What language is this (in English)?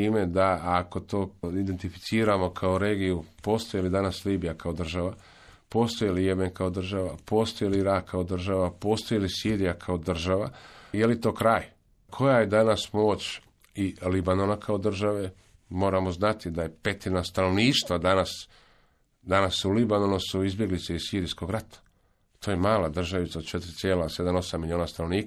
Croatian